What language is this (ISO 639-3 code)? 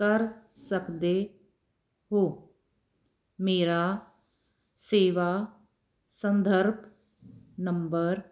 pan